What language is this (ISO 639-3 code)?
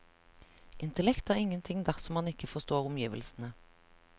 nor